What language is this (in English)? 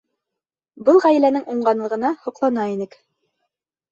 Bashkir